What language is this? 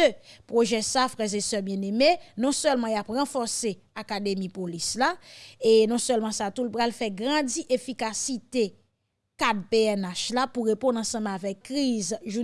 French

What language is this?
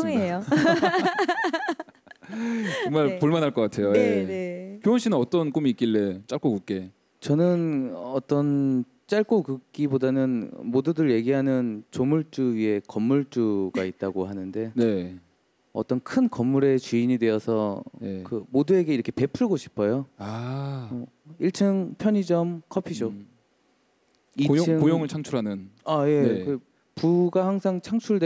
Korean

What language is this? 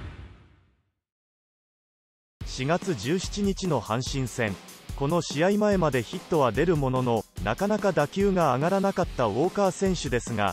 Japanese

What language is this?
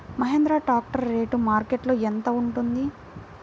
Telugu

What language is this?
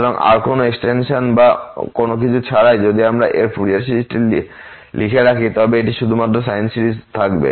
Bangla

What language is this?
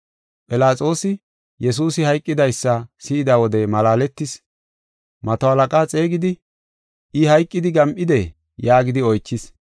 Gofa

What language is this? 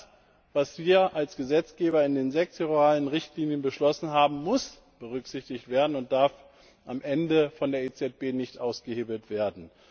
German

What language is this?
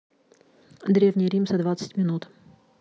Russian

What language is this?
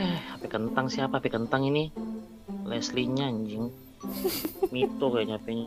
Indonesian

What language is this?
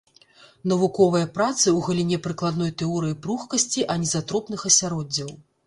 Belarusian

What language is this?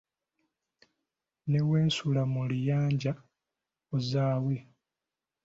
Ganda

